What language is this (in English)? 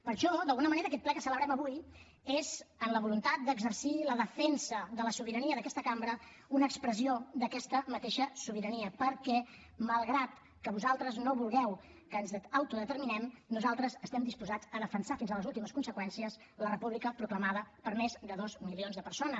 Catalan